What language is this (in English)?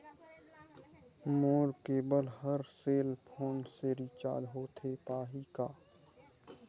Chhattisgarhi